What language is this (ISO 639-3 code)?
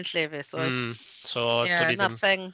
cym